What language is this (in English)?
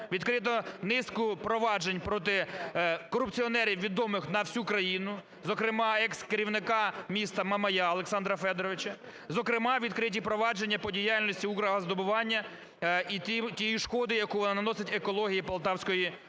Ukrainian